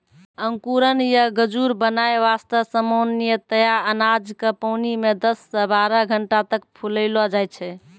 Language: Maithili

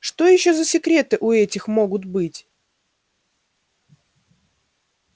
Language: Russian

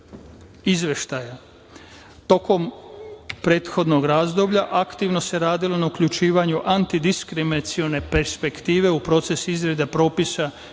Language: Serbian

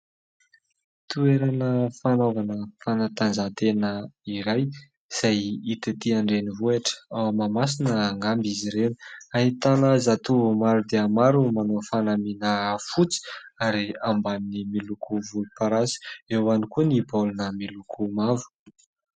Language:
Malagasy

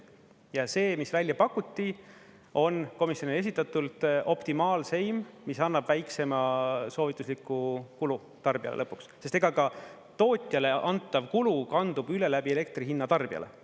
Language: Estonian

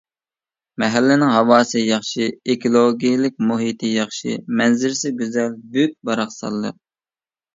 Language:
Uyghur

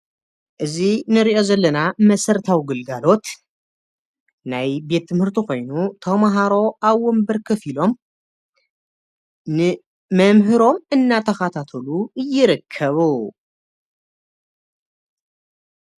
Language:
Tigrinya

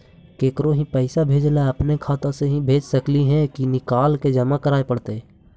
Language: Magahi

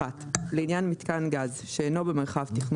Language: Hebrew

